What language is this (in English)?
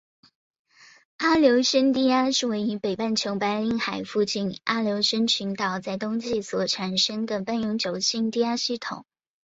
Chinese